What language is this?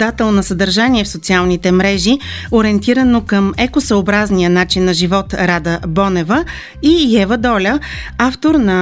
Bulgarian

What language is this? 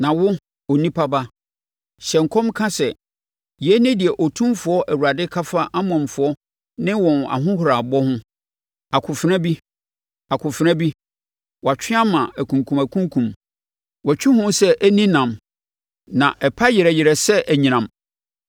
Akan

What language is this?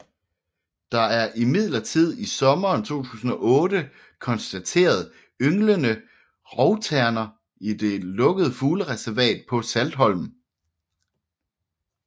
Danish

